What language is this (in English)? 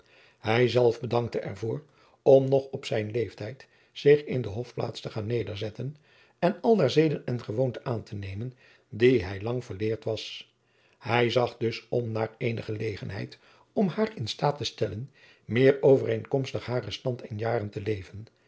Dutch